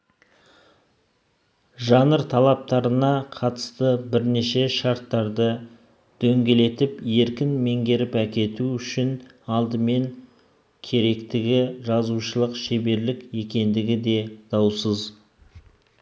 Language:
Kazakh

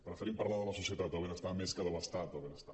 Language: Catalan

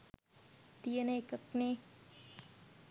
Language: Sinhala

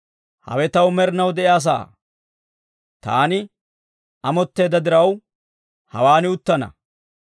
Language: Dawro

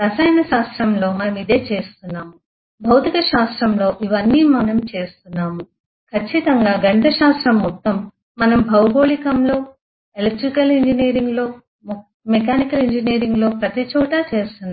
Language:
Telugu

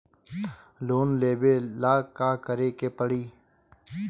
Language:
Bhojpuri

